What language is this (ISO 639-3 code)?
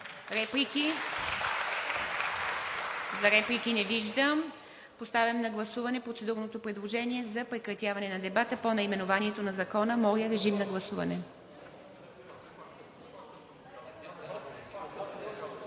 bul